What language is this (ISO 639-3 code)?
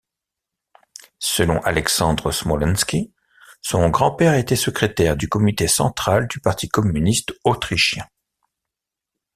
fra